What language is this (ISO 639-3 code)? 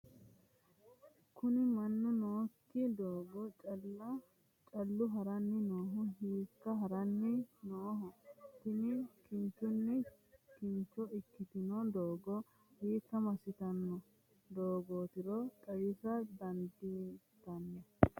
sid